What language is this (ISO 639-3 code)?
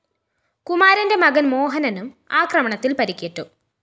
mal